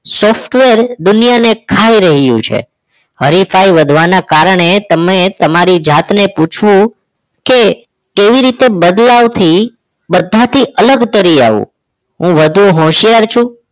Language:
Gujarati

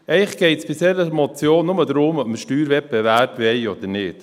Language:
Swiss German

